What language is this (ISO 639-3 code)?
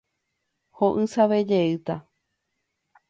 grn